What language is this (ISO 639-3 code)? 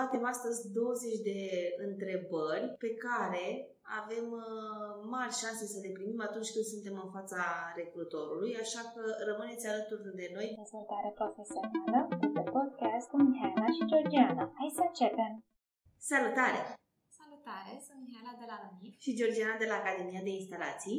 ron